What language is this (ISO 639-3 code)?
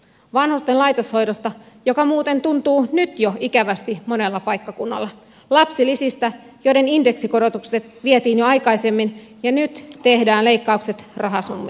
fin